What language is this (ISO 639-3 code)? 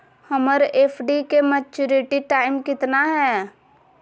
mag